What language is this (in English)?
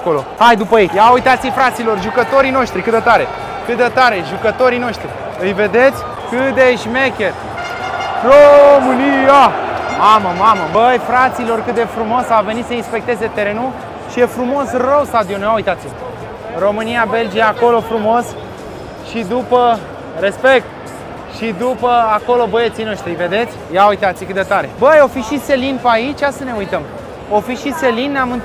Romanian